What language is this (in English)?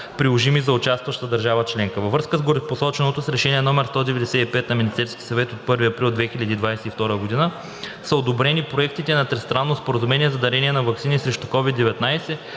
Bulgarian